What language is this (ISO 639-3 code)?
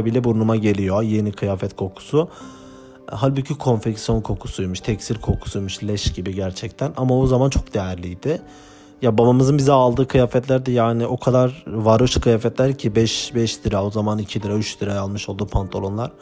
tur